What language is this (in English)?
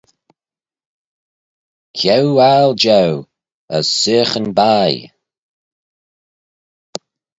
Manx